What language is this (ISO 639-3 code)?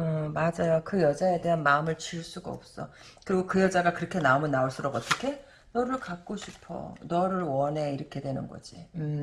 kor